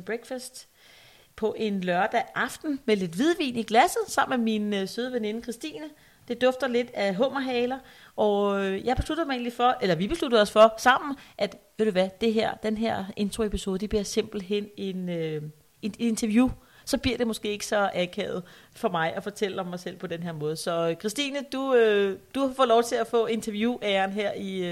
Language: Danish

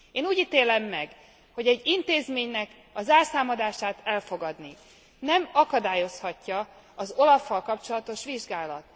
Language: Hungarian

